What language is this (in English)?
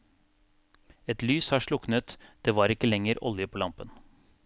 Norwegian